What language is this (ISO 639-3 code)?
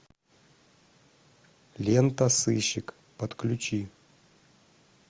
rus